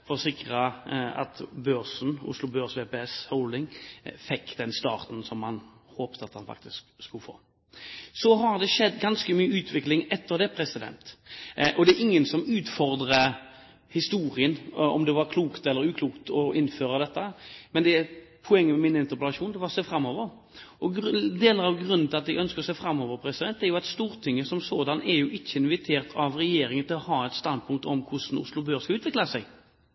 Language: Norwegian Bokmål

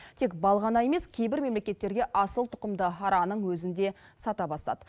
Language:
Kazakh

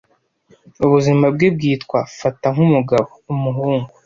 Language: Kinyarwanda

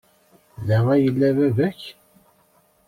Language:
Kabyle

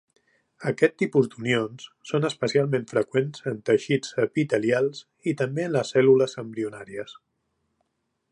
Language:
Catalan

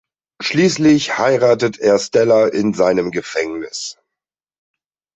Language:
German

